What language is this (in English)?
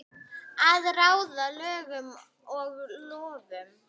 Icelandic